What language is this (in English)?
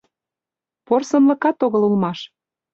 Mari